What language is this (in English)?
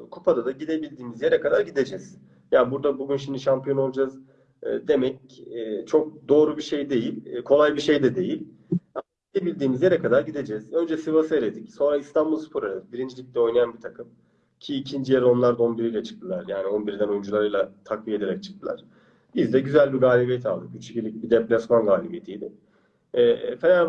Turkish